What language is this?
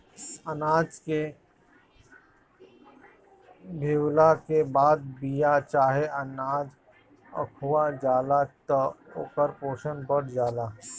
Bhojpuri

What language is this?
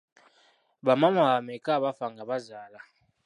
Ganda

